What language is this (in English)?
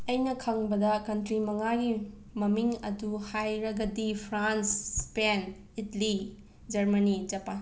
Manipuri